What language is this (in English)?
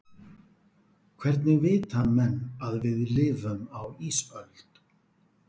Icelandic